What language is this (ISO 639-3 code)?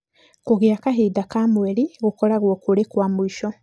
kik